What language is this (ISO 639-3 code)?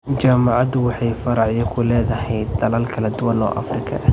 som